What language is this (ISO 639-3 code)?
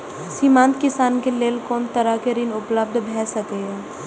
mai